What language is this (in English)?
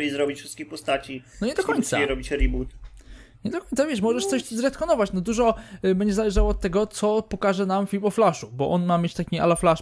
Polish